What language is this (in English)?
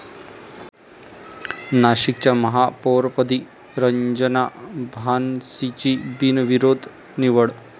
Marathi